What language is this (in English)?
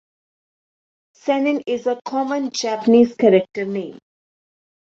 English